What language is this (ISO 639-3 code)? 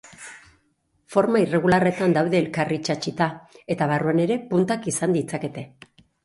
eus